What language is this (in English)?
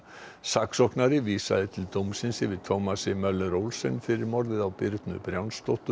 Icelandic